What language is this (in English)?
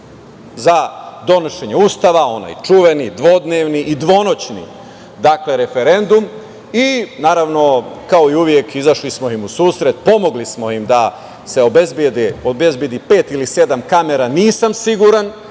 Serbian